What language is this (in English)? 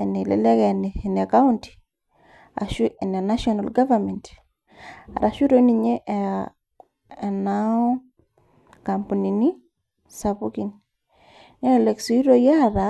Masai